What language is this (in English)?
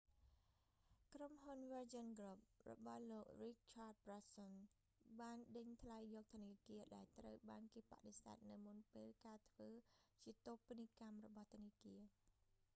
Khmer